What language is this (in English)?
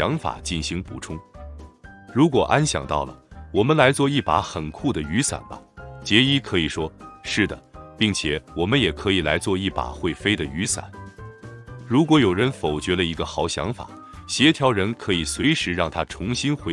Chinese